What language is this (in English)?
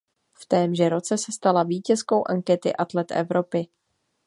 Czech